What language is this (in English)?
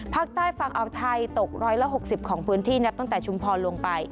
Thai